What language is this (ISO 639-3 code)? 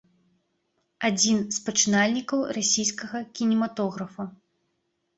bel